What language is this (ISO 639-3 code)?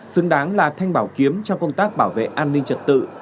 vie